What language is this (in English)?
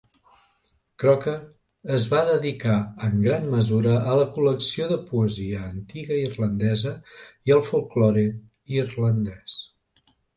Catalan